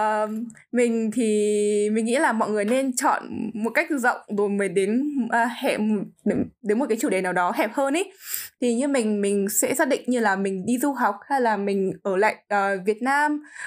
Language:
Vietnamese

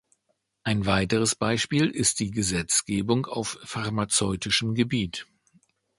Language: German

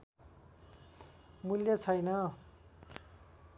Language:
Nepali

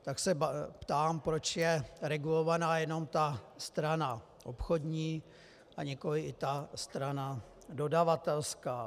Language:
Czech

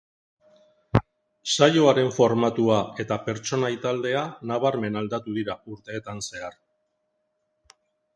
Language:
Basque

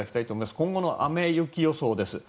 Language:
Japanese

